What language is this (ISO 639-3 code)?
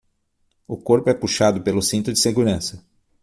por